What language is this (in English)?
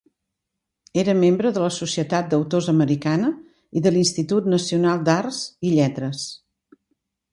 Catalan